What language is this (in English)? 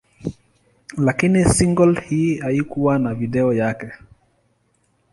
Swahili